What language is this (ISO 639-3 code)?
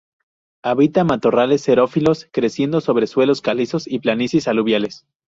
spa